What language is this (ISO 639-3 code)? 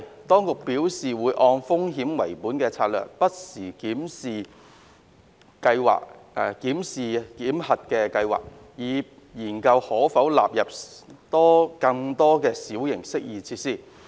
yue